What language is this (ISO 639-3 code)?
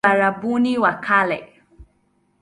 swa